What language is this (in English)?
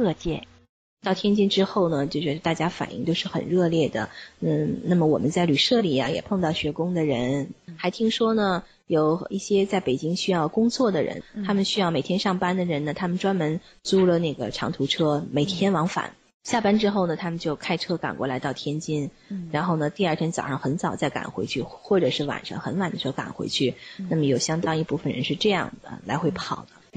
Chinese